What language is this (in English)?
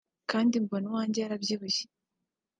Kinyarwanda